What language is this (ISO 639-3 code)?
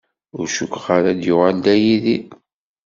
kab